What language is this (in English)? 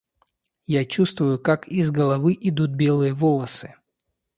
Russian